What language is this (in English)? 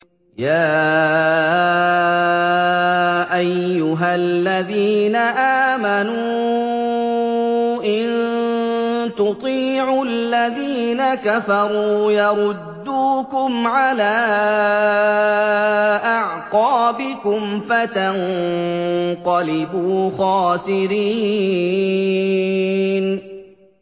Arabic